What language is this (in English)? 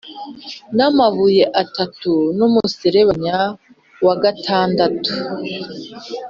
Kinyarwanda